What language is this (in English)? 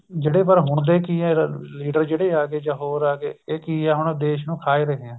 Punjabi